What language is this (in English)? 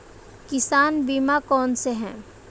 Hindi